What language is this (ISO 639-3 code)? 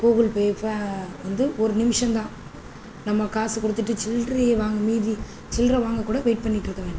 tam